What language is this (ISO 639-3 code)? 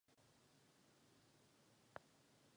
ces